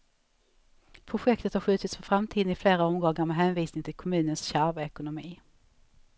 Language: Swedish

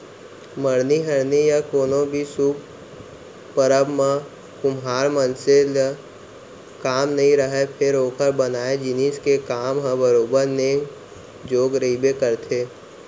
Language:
Chhattisgarhi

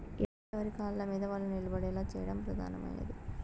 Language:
Telugu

